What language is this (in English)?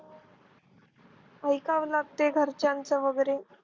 Marathi